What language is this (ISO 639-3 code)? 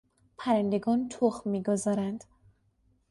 fas